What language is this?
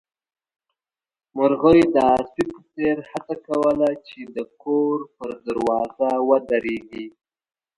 Pashto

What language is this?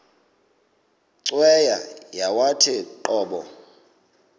Xhosa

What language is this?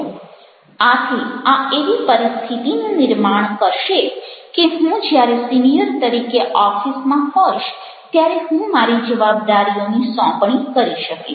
Gujarati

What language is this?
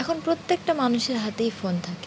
Bangla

